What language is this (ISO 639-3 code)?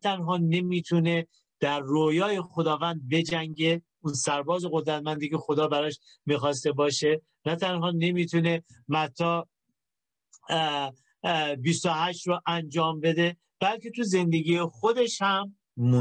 fas